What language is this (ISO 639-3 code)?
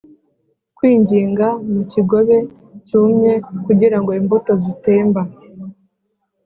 kin